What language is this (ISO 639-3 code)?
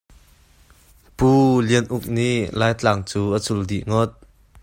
cnh